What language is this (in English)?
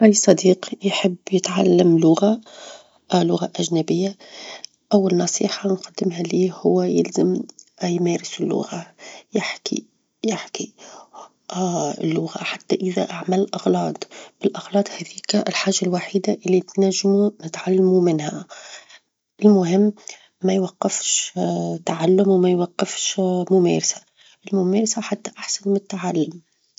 Tunisian Arabic